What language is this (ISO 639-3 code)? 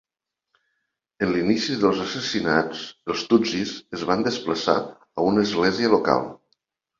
cat